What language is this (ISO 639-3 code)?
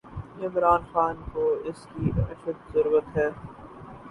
urd